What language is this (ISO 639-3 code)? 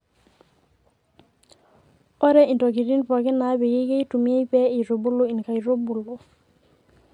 mas